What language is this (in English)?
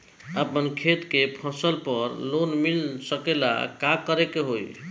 Bhojpuri